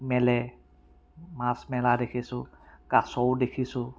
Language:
Assamese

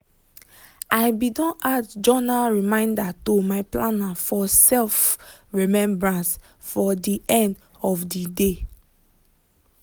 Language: Nigerian Pidgin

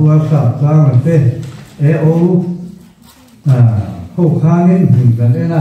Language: Arabic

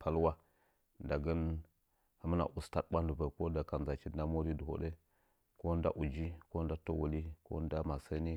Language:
Nzanyi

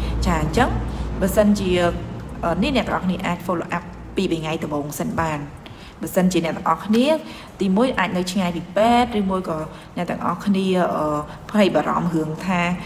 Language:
Vietnamese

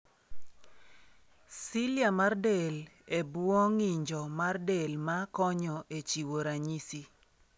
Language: Luo (Kenya and Tanzania)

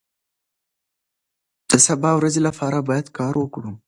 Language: Pashto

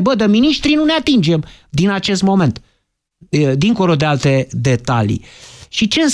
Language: Romanian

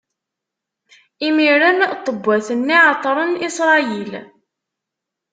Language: Kabyle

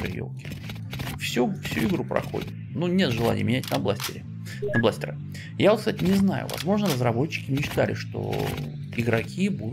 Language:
Russian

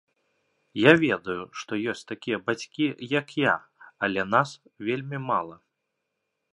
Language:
Belarusian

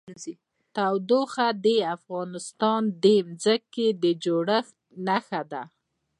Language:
Pashto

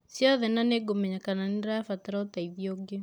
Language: Kikuyu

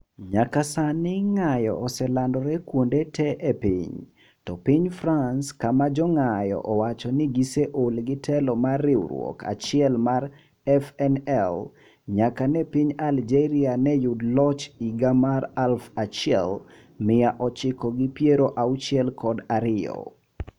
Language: Luo (Kenya and Tanzania)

